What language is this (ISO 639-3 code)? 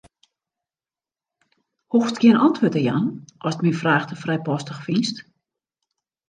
fry